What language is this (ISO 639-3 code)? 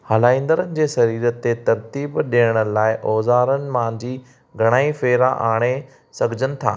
snd